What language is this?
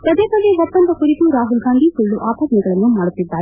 Kannada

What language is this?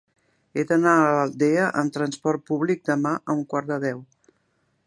Catalan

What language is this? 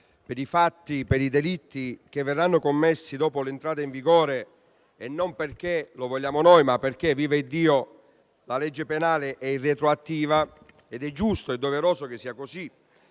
Italian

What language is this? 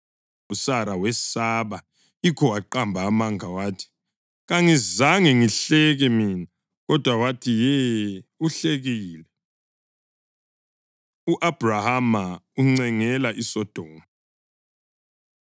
North Ndebele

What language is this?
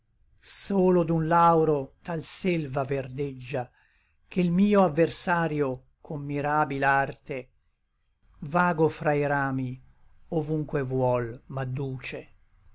Italian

